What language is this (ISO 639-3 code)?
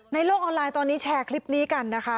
tha